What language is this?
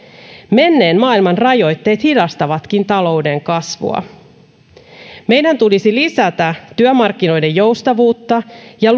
Finnish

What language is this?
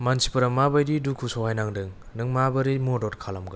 Bodo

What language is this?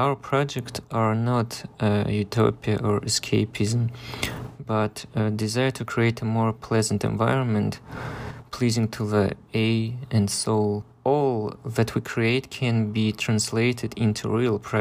English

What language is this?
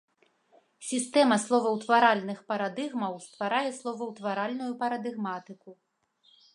Belarusian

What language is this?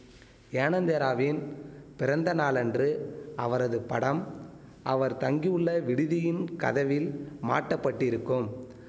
Tamil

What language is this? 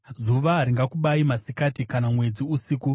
Shona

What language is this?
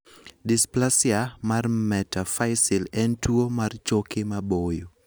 Luo (Kenya and Tanzania)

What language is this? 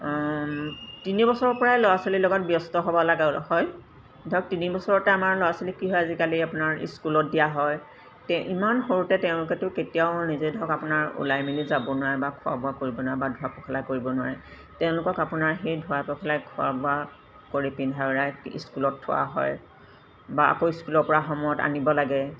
Assamese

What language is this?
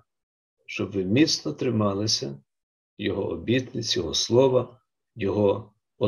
Ukrainian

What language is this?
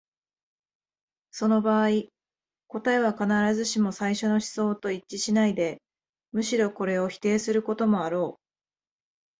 Japanese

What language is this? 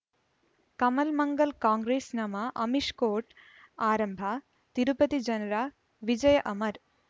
Kannada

